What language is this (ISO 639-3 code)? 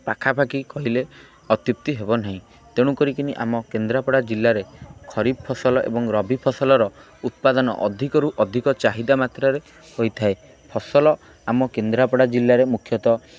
ori